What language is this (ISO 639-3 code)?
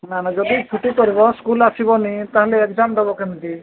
ori